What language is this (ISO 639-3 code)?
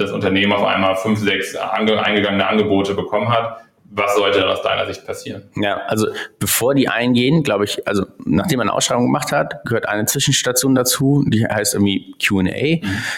deu